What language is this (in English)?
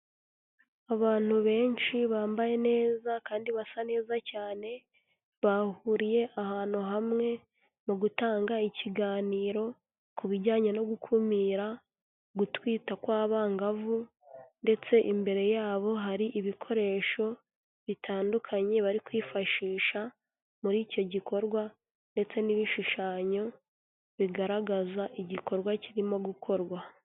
Kinyarwanda